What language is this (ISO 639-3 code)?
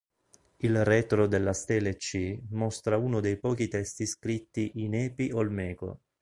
ita